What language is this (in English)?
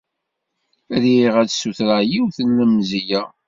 Kabyle